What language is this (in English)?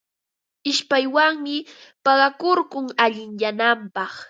Ambo-Pasco Quechua